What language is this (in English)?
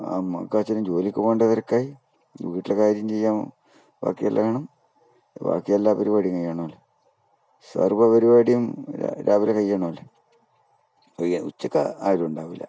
Malayalam